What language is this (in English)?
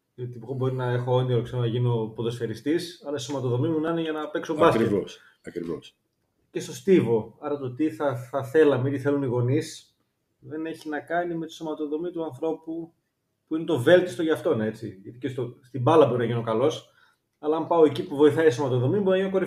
Greek